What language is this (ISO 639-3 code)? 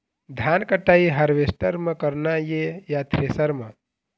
hne